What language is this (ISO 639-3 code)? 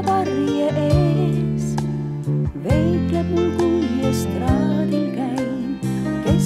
lav